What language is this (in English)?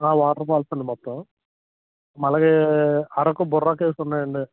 Telugu